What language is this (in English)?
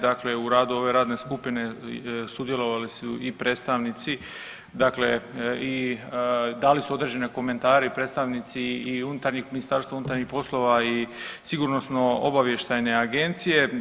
Croatian